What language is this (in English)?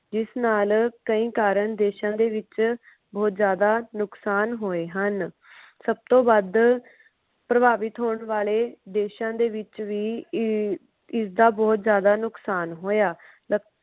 Punjabi